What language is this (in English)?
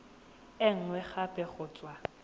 Tswana